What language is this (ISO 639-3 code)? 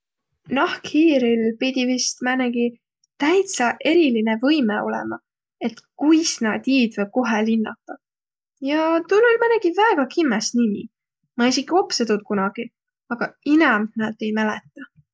vro